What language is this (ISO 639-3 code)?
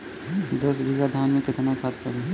bho